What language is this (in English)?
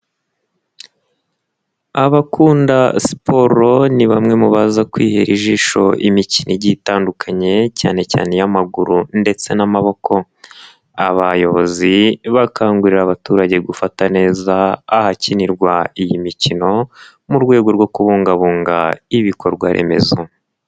Kinyarwanda